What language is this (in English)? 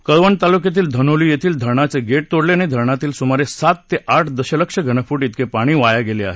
Marathi